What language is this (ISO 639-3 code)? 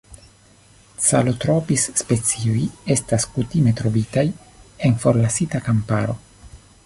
epo